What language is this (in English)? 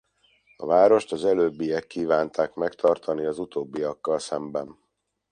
Hungarian